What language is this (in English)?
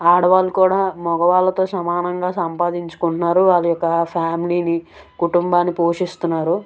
Telugu